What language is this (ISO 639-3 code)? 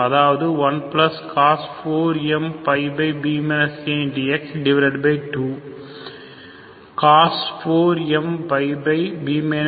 tam